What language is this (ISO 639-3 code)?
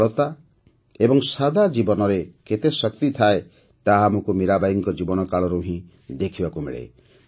ori